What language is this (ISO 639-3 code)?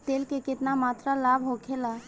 bho